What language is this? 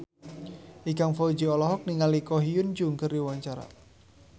Sundanese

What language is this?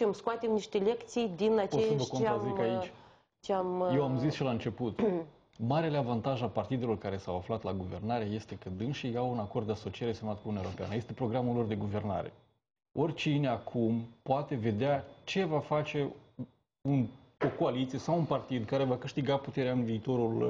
Romanian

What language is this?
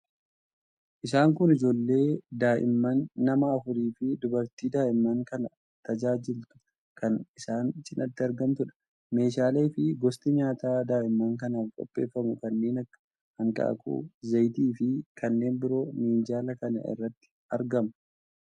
Oromo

